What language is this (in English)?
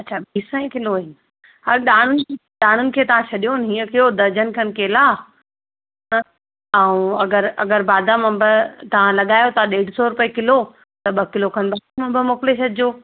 Sindhi